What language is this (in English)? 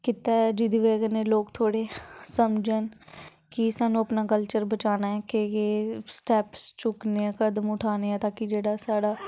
Dogri